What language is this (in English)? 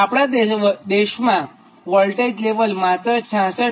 Gujarati